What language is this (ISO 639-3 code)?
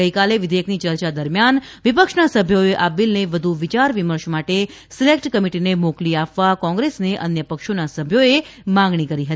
guj